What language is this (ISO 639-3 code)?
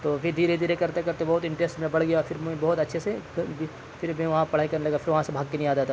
urd